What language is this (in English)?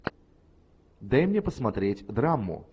Russian